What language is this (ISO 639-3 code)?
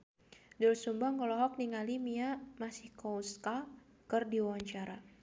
sun